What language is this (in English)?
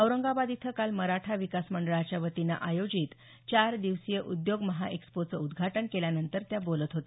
Marathi